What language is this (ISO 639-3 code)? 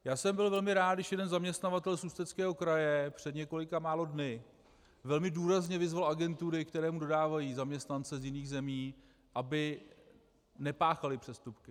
ces